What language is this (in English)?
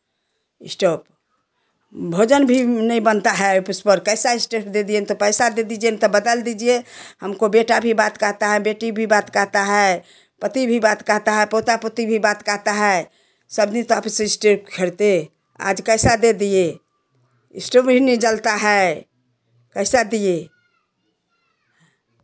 Hindi